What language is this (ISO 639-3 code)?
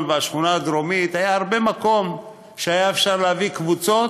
heb